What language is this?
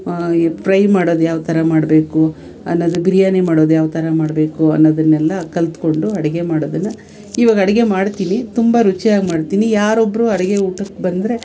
Kannada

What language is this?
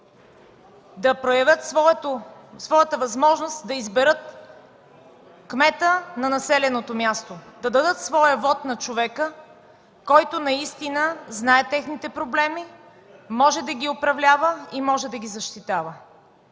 Bulgarian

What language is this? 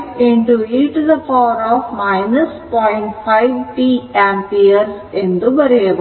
Kannada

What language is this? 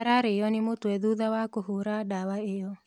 Kikuyu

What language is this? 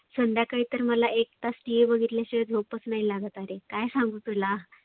Marathi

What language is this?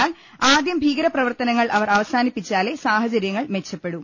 Malayalam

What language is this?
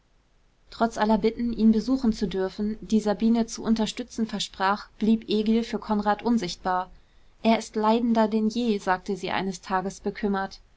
German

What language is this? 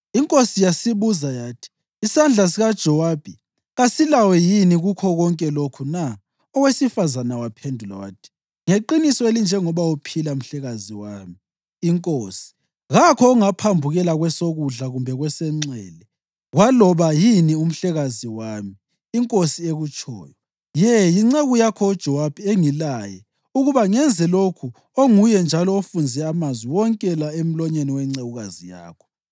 North Ndebele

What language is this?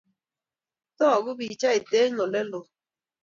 Kalenjin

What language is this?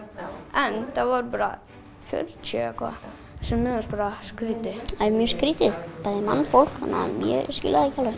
Icelandic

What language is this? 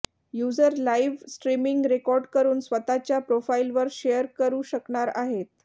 Marathi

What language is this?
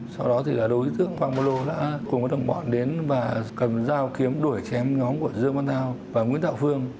Vietnamese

